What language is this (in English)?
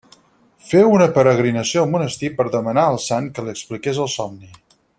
Catalan